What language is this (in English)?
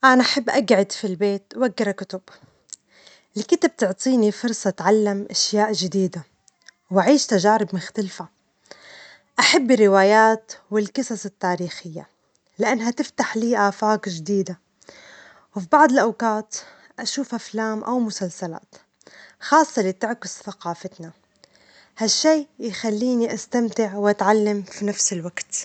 Omani Arabic